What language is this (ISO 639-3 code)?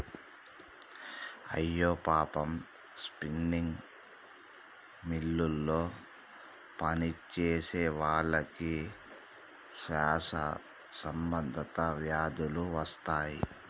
tel